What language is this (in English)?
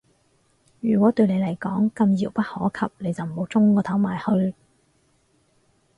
Cantonese